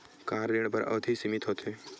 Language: Chhattisgarhi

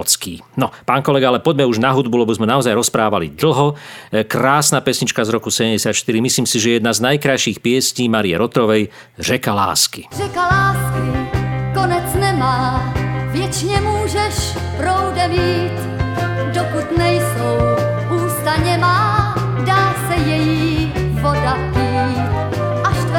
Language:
Slovak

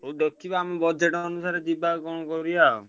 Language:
Odia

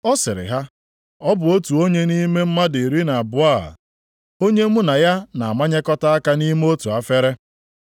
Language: Igbo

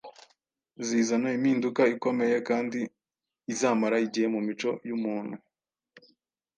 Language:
Kinyarwanda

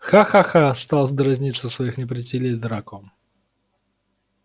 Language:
Russian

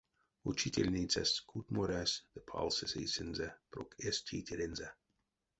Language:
Erzya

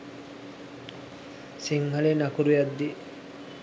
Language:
Sinhala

